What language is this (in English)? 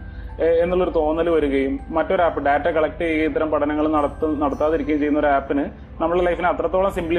Malayalam